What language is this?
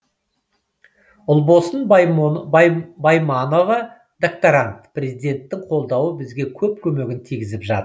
Kazakh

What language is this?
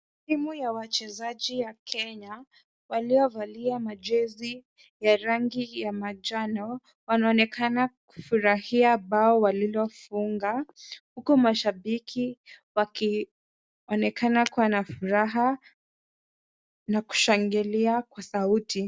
Swahili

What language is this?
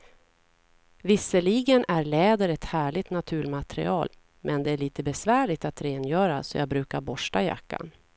Swedish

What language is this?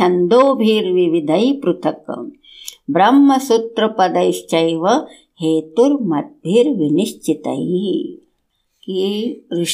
Hindi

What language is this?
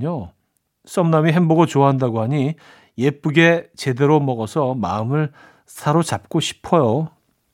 Korean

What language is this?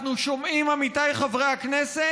Hebrew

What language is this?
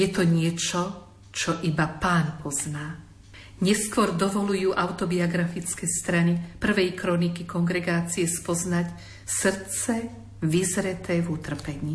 Slovak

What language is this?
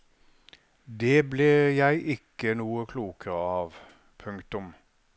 Norwegian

